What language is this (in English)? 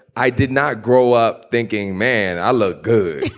English